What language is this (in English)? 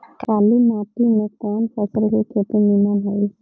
Bhojpuri